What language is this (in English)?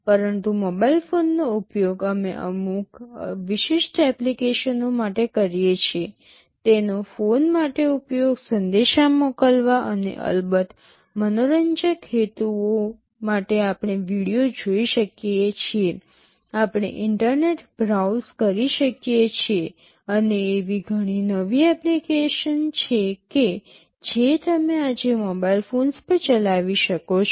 Gujarati